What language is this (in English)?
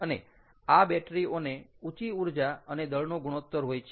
Gujarati